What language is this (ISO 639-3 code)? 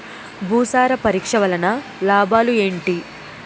tel